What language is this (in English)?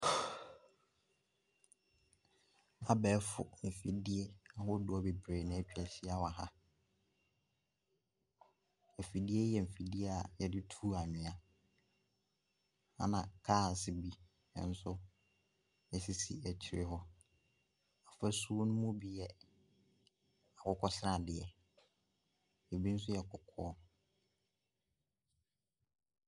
Akan